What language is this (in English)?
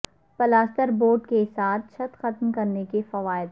Urdu